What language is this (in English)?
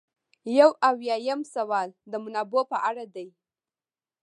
Pashto